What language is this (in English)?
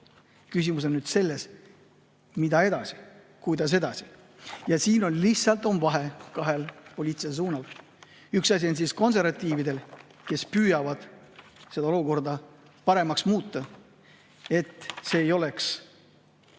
Estonian